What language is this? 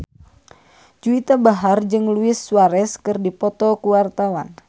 Sundanese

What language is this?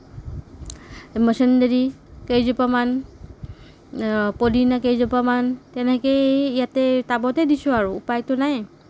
Assamese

